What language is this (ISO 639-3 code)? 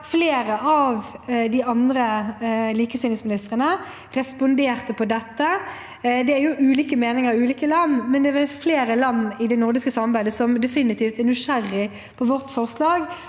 nor